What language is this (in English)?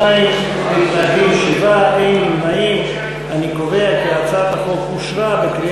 Hebrew